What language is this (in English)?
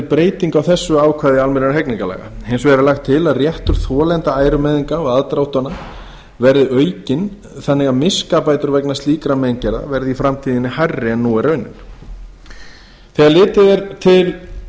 Icelandic